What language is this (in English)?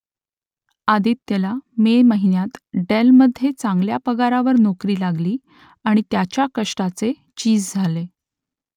Marathi